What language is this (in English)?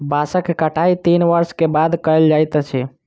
Maithili